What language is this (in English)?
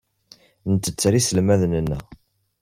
Kabyle